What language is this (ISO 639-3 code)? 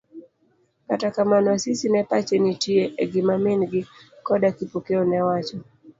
luo